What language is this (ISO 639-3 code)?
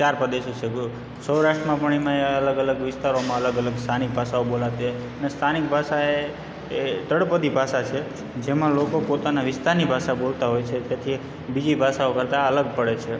guj